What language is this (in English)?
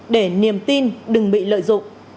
Vietnamese